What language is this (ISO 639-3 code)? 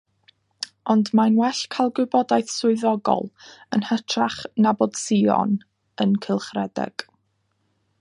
cym